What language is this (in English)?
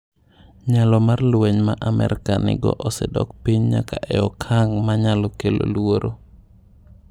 Luo (Kenya and Tanzania)